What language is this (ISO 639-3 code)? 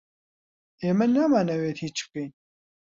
ckb